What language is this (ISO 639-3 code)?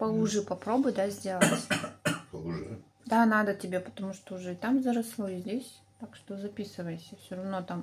rus